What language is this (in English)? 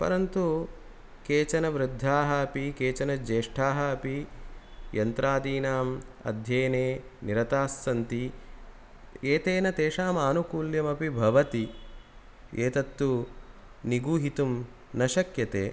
Sanskrit